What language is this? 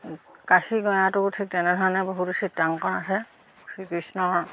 Assamese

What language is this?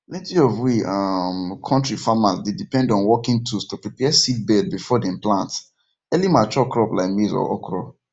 Nigerian Pidgin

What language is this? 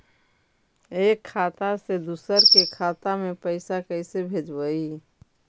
Magahi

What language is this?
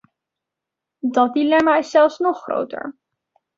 Dutch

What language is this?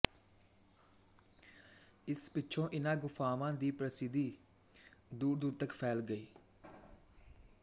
Punjabi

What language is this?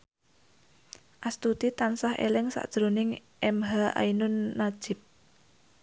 Javanese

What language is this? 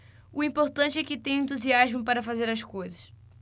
Portuguese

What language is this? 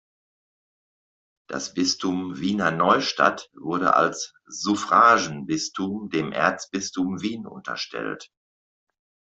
German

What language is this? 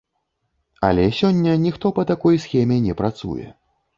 Belarusian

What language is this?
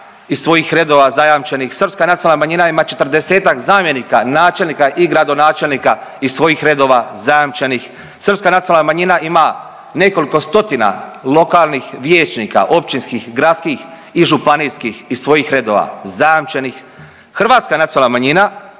Croatian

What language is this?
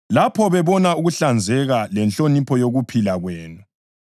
North Ndebele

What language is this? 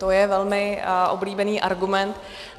Czech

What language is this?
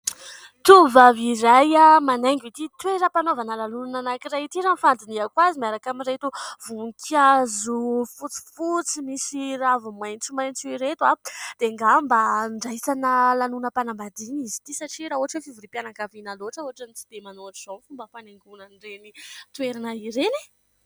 Malagasy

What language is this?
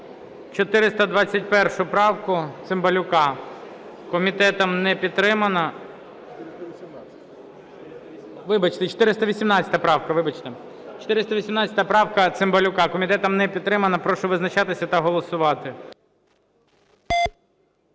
Ukrainian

